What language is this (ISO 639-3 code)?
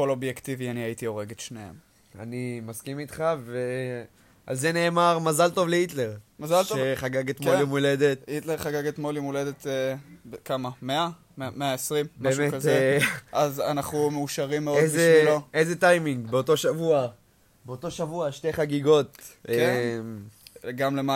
heb